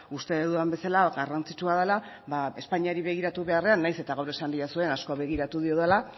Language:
Basque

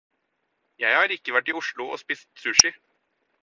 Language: Norwegian Bokmål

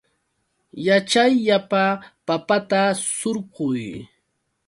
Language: Yauyos Quechua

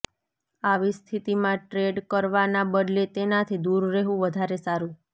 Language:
Gujarati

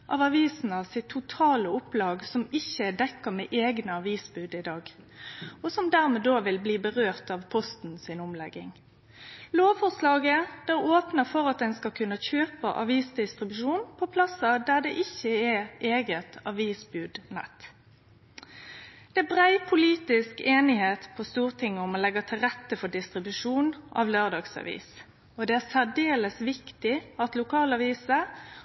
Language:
Norwegian Nynorsk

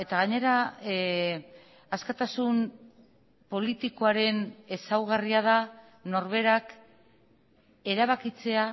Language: Basque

